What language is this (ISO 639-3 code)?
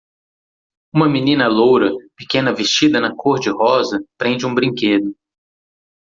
por